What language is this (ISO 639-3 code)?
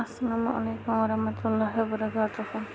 kas